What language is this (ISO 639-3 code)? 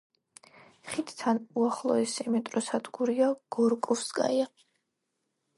kat